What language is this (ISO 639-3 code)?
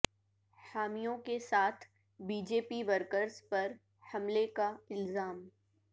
urd